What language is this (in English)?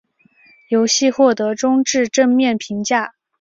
Chinese